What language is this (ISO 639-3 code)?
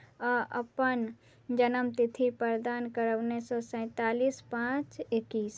mai